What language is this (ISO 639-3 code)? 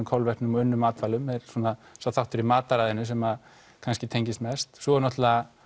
isl